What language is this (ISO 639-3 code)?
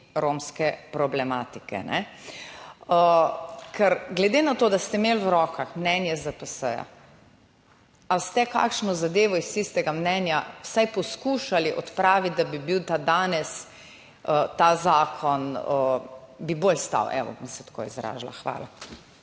slv